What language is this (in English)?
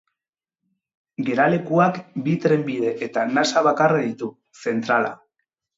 Basque